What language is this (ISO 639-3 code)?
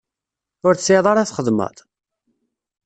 kab